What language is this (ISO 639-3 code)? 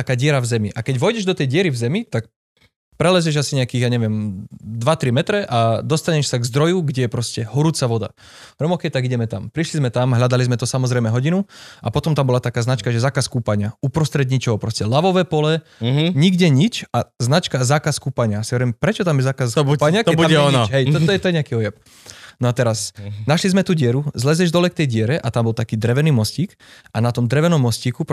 slk